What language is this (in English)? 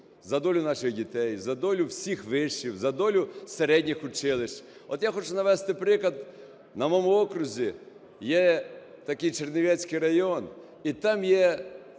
Ukrainian